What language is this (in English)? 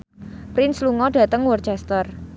Javanese